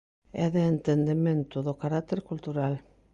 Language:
Galician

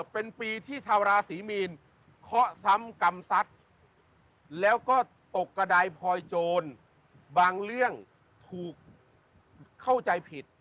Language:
Thai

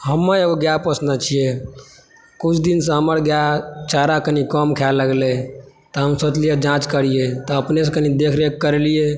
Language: Maithili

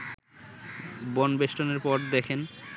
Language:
Bangla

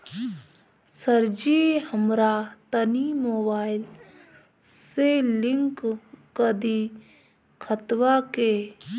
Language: Bhojpuri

